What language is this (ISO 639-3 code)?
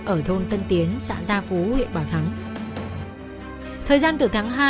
vie